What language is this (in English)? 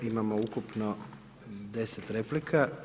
Croatian